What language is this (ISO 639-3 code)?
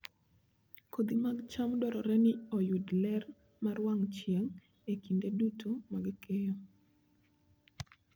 luo